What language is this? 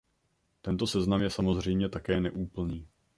Czech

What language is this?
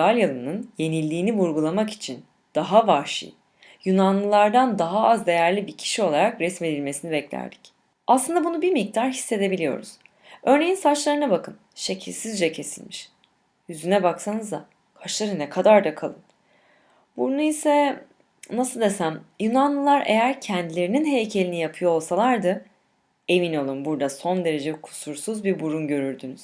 Turkish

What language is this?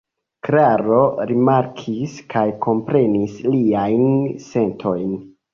Esperanto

